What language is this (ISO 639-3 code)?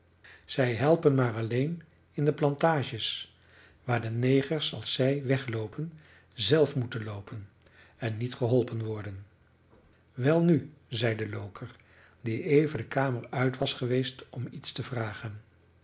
nld